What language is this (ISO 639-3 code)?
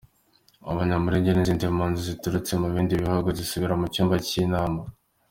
kin